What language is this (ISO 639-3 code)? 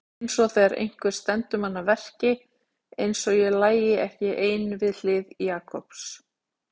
isl